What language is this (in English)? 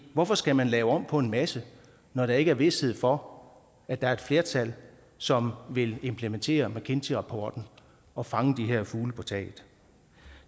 Danish